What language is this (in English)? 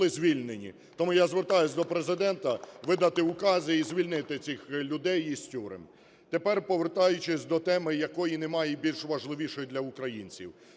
Ukrainian